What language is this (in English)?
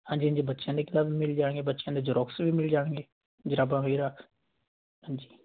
Punjabi